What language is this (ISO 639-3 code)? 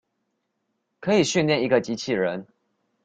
zho